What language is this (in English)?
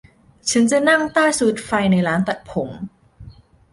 Thai